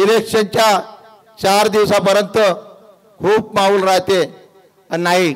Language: Marathi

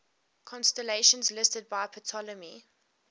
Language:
English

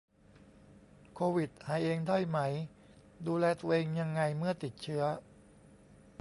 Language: Thai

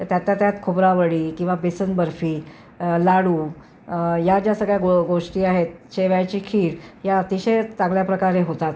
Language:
Marathi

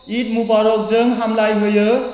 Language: Bodo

